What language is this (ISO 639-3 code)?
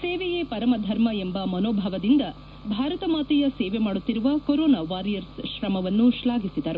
kan